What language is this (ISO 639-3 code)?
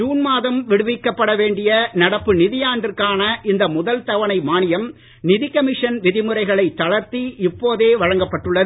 tam